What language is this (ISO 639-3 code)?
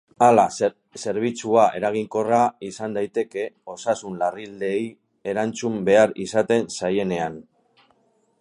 eus